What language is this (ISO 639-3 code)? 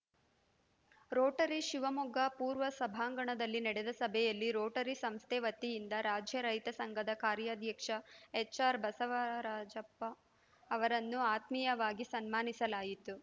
kan